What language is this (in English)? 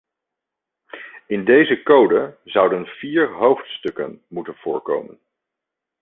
Dutch